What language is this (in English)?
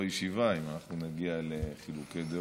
Hebrew